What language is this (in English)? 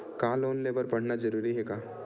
Chhattisgarhi